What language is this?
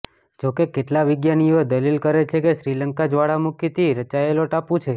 Gujarati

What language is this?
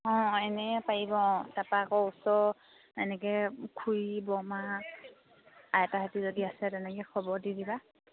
Assamese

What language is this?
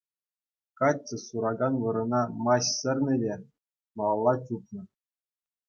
Chuvash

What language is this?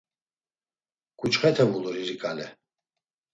Laz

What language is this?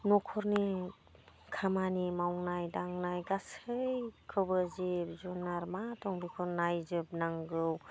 Bodo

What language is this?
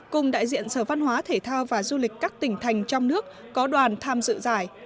Vietnamese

